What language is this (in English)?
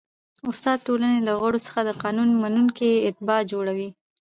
Pashto